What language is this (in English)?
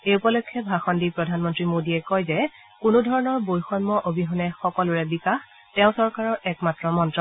Assamese